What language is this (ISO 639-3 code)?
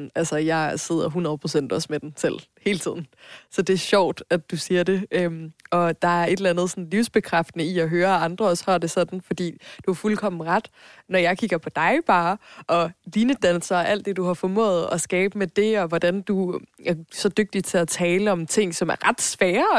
dan